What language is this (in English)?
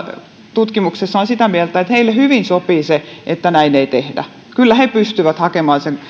Finnish